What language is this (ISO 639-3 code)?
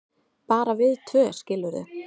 isl